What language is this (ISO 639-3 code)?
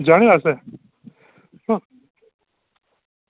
doi